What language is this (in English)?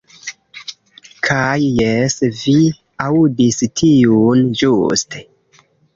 Esperanto